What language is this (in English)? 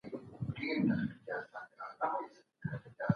Pashto